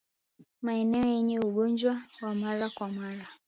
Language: Swahili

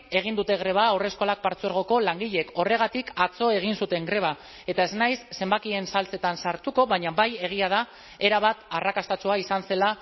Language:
Basque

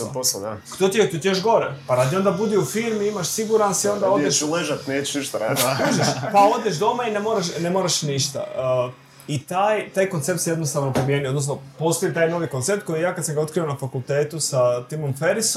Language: Croatian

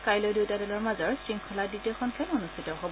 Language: Assamese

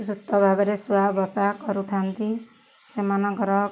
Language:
Odia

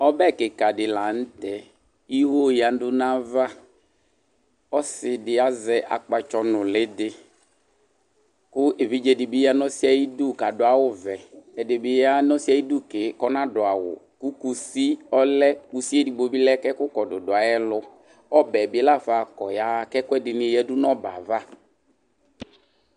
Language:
Ikposo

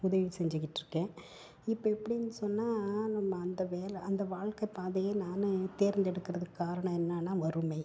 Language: Tamil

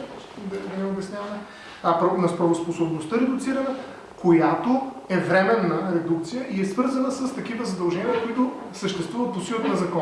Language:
Bulgarian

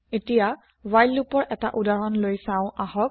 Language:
Assamese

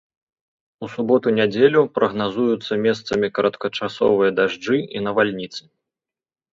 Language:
Belarusian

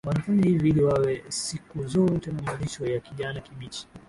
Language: Swahili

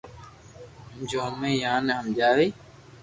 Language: Loarki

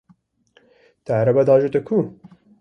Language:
Kurdish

